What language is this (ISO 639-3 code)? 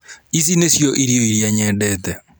kik